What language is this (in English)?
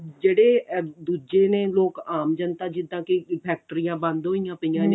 Punjabi